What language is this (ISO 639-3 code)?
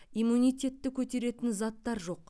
kaz